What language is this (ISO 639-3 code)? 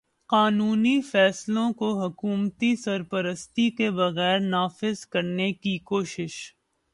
urd